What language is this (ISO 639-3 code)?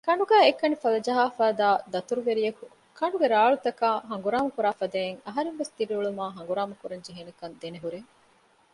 div